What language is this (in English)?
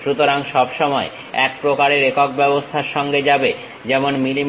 Bangla